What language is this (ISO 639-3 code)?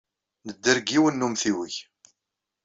kab